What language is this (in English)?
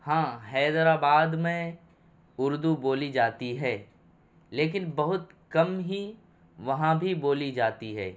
Urdu